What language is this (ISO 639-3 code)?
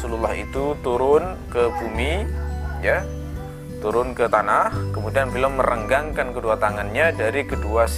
ind